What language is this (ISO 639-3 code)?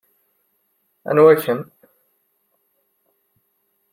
kab